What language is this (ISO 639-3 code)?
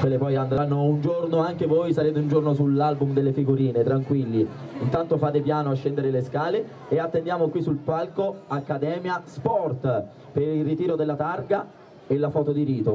ita